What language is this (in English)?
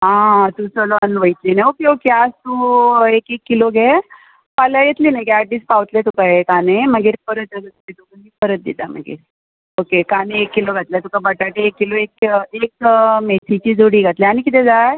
Konkani